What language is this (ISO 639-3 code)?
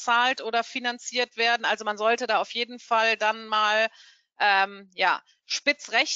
deu